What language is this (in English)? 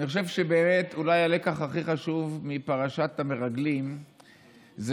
Hebrew